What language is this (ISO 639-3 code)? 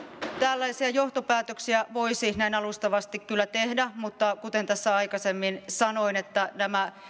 fin